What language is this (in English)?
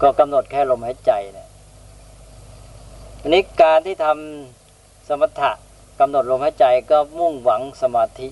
Thai